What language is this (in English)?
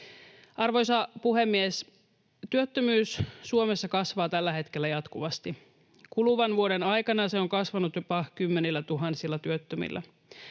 Finnish